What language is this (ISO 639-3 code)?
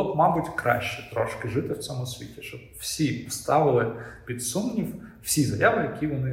ukr